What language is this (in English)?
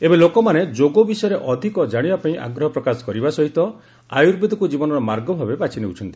Odia